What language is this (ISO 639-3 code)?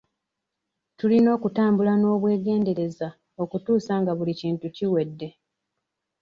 lug